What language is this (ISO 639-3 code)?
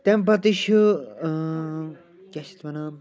kas